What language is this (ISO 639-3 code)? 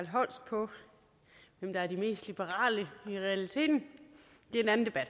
dan